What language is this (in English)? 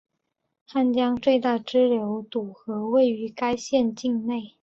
Chinese